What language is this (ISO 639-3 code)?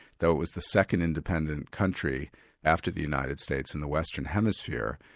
eng